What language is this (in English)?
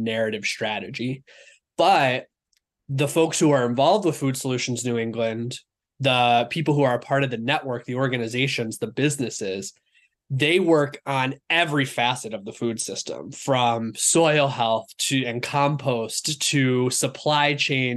English